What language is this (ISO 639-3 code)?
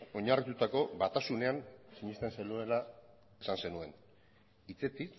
eus